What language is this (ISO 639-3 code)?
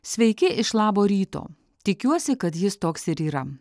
lit